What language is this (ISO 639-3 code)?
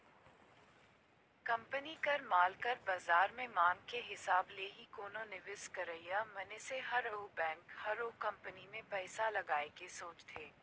hne